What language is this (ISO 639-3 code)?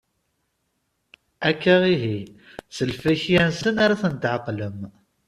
kab